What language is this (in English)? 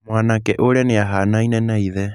Kikuyu